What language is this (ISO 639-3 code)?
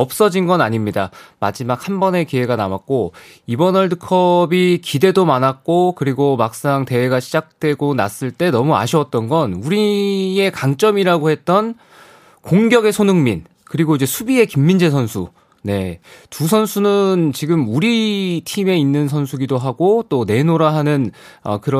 kor